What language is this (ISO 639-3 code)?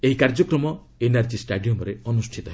ori